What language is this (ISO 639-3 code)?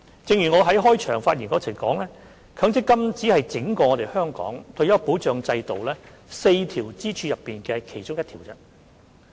yue